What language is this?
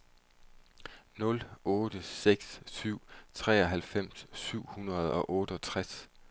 Danish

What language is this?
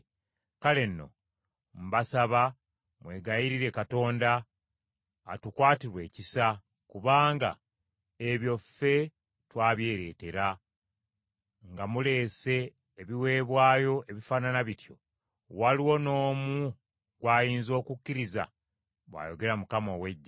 Ganda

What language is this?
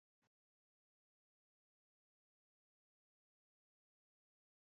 Ayacucho Quechua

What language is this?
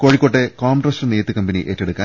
Malayalam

